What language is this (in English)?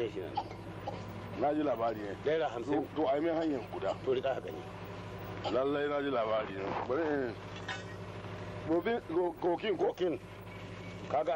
Arabic